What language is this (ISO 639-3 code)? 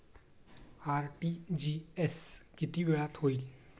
mar